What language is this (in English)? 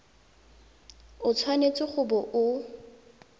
Tswana